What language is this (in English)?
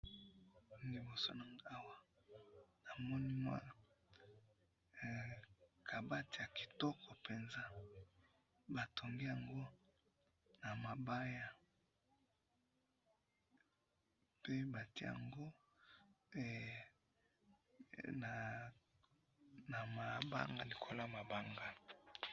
Lingala